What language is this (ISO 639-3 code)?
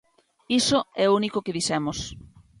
glg